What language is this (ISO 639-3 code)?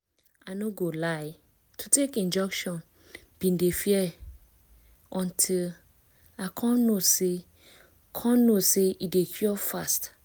pcm